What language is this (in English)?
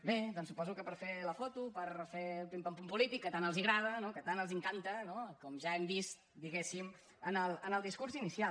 Catalan